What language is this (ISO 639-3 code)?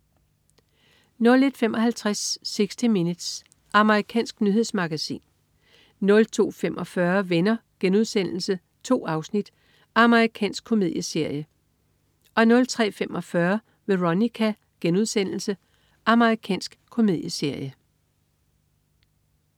dan